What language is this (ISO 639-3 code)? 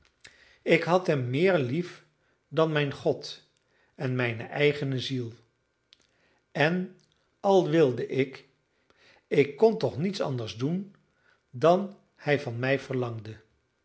nld